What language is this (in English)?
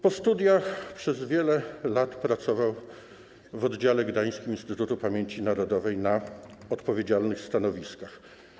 Polish